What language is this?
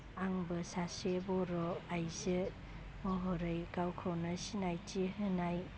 Bodo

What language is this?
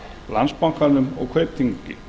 Icelandic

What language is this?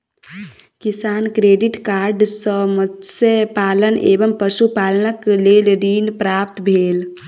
Maithili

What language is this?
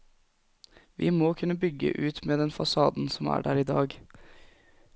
Norwegian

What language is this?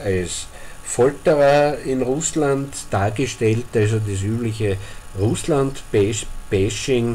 German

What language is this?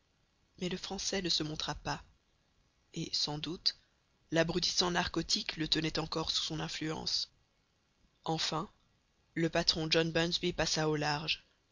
French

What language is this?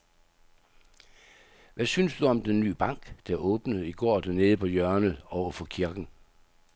Danish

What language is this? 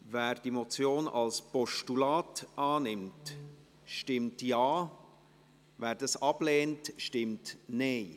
Swiss German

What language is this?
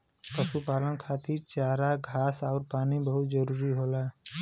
Bhojpuri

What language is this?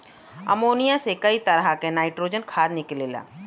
Bhojpuri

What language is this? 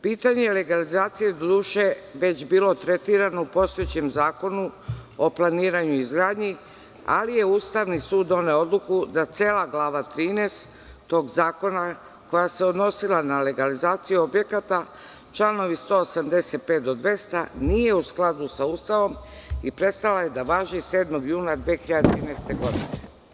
Serbian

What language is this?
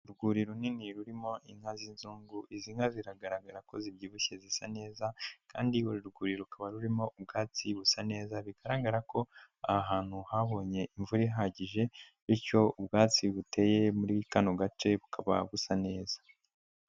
Kinyarwanda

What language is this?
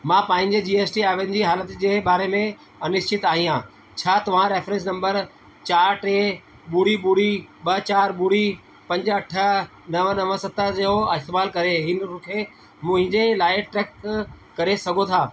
Sindhi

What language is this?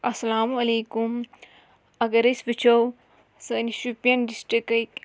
Kashmiri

